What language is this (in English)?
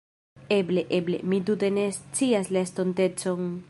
Esperanto